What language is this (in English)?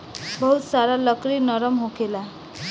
Bhojpuri